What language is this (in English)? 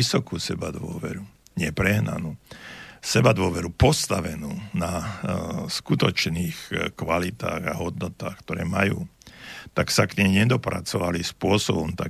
Slovak